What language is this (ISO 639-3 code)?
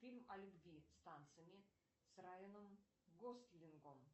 rus